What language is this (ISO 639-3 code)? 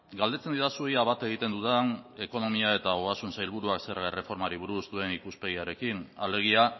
eus